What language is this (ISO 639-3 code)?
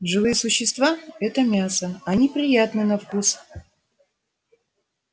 rus